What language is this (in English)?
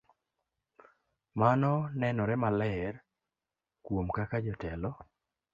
Luo (Kenya and Tanzania)